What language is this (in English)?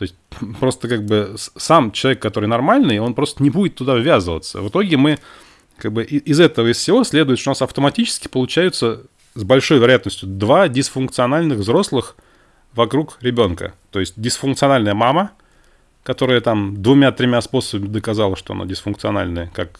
Russian